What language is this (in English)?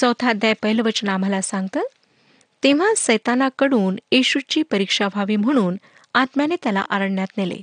Marathi